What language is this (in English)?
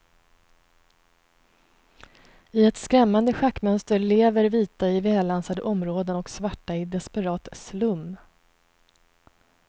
Swedish